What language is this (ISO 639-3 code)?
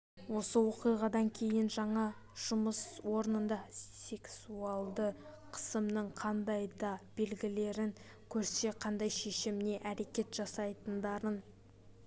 kaz